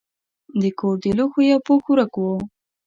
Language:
Pashto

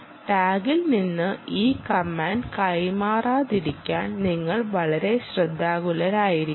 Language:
Malayalam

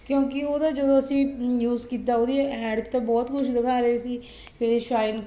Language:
Punjabi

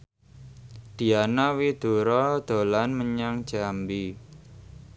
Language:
Javanese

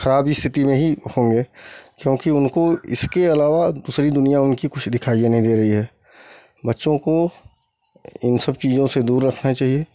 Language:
Hindi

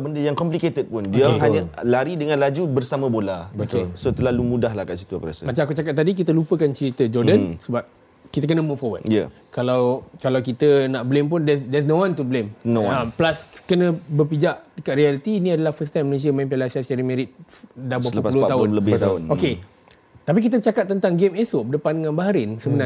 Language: Malay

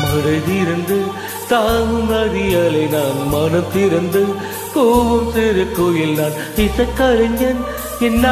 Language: Arabic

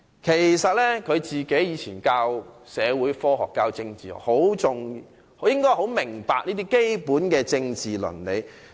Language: Cantonese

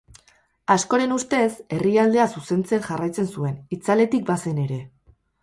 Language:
Basque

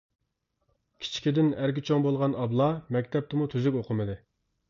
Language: Uyghur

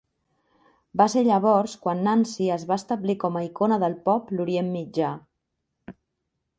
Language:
Catalan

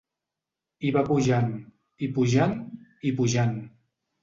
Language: Catalan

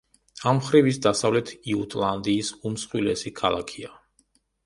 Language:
Georgian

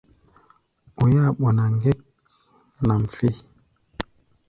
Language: Gbaya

